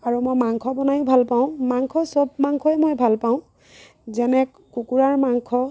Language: Assamese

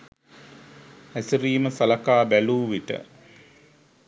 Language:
Sinhala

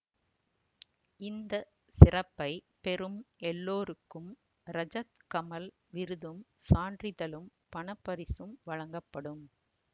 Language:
Tamil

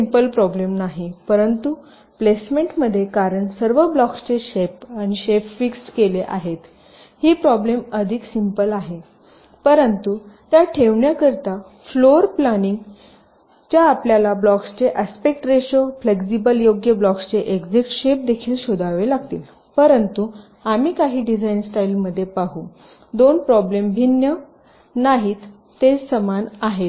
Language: Marathi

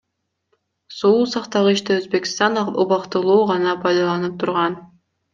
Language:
Kyrgyz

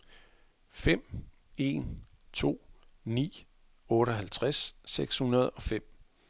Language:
Danish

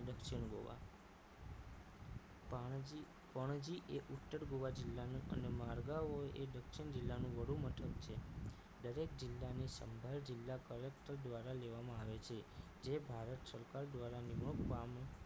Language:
Gujarati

